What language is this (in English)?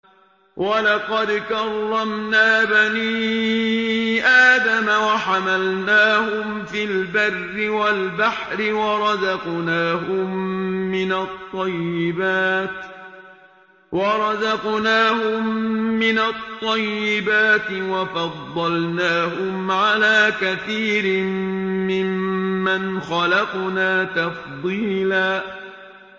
Arabic